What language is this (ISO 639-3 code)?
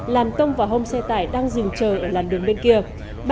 vie